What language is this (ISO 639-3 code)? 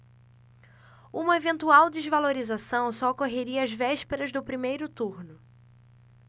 por